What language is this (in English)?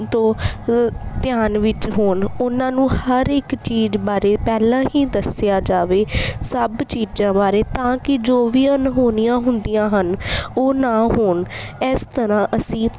Punjabi